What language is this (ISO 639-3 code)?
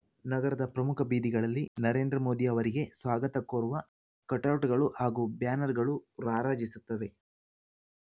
kan